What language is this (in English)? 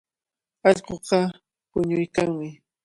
Cajatambo North Lima Quechua